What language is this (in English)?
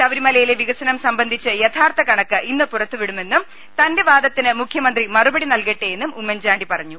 Malayalam